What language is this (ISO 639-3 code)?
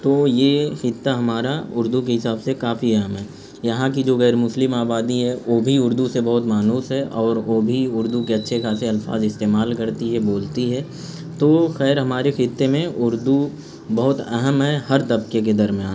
urd